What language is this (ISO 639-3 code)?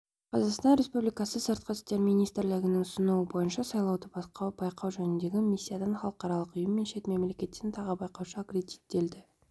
kaz